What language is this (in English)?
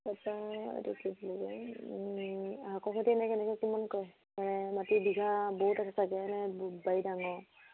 Assamese